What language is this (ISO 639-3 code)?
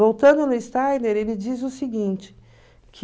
por